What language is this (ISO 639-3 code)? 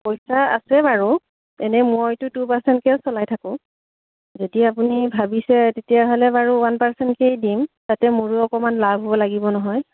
asm